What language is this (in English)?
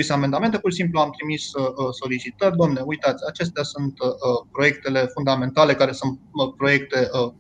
Romanian